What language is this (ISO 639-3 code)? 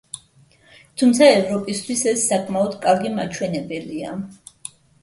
kat